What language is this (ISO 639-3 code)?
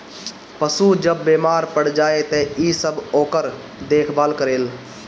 bho